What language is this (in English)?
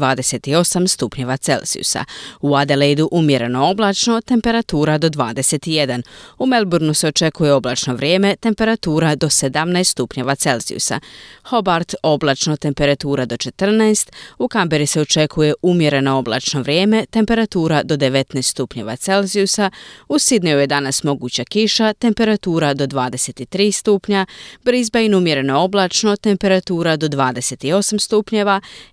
Croatian